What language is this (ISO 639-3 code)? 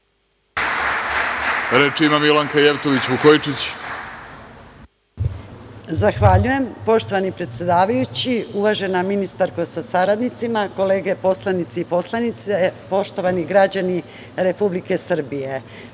srp